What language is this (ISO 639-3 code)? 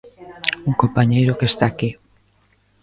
glg